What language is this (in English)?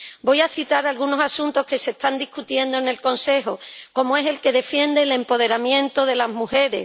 Spanish